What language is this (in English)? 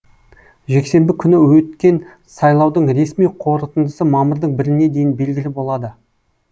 Kazakh